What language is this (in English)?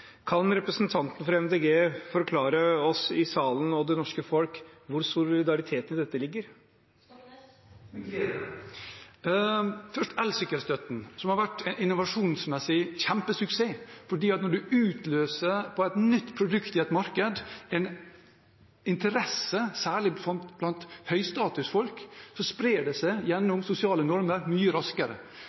Norwegian Bokmål